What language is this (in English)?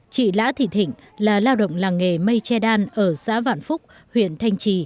Vietnamese